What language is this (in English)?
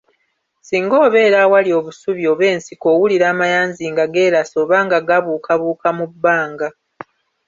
Ganda